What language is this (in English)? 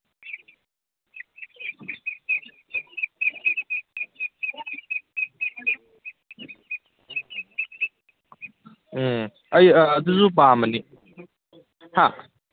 Manipuri